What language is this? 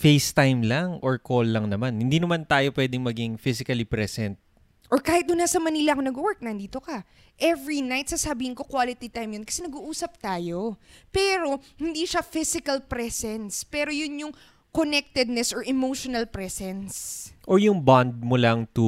Filipino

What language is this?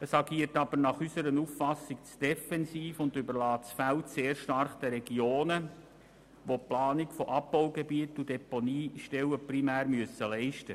Swiss German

